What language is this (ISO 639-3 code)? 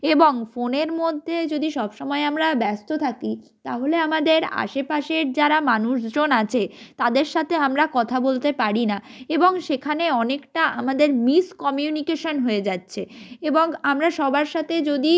ben